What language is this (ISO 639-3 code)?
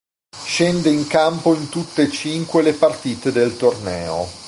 ita